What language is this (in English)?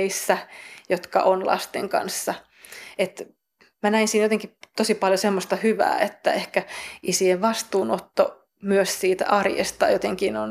Finnish